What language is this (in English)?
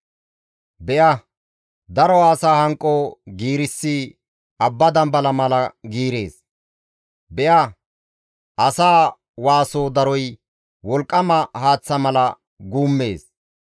Gamo